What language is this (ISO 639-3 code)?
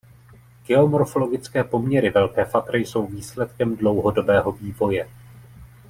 ces